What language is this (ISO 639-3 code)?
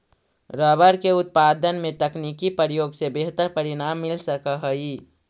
mag